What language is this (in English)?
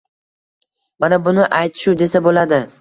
Uzbek